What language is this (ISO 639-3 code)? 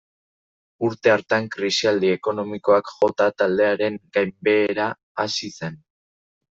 eus